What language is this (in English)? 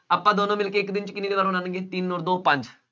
Punjabi